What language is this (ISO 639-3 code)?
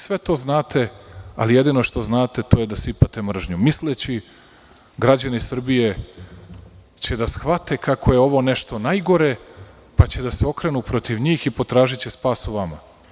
srp